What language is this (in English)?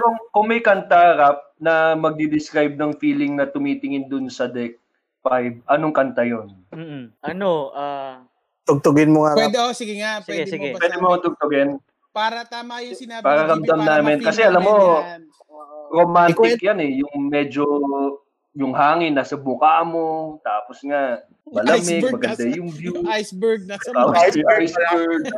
Filipino